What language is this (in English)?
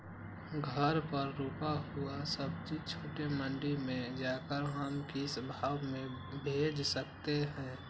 Magahi